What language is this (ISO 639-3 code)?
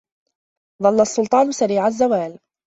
ara